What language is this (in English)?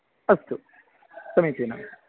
Sanskrit